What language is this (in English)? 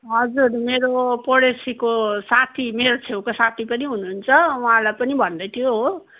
Nepali